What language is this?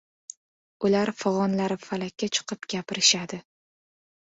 Uzbek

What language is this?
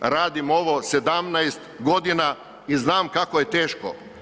Croatian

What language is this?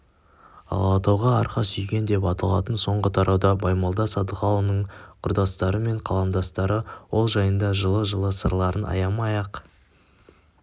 Kazakh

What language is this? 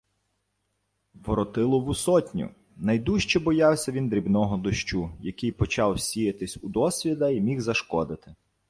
Ukrainian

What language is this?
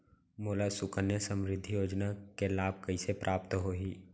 Chhattisgarhi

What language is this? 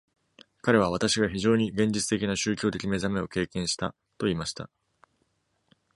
Japanese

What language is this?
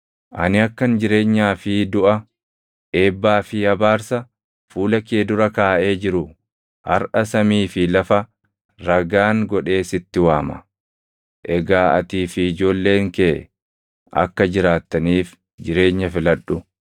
Oromo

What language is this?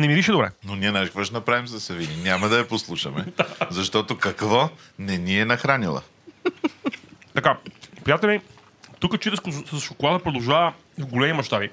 Bulgarian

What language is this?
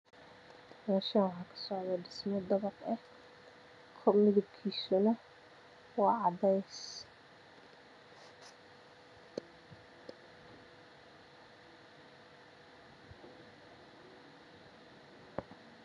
Somali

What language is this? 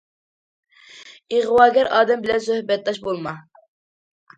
Uyghur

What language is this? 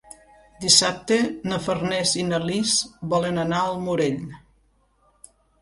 Catalan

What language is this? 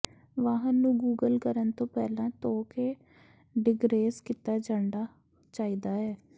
Punjabi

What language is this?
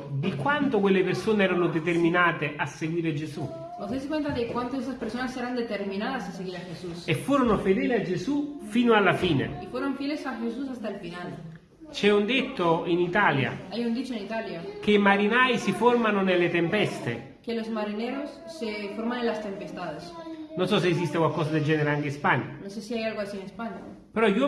Italian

